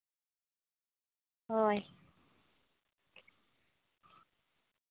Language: Santali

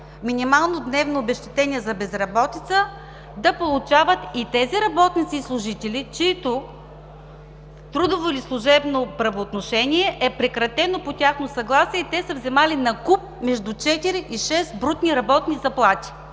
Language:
Bulgarian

